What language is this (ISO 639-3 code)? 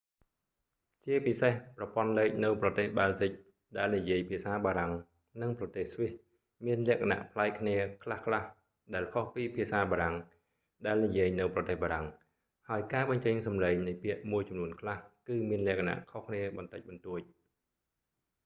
khm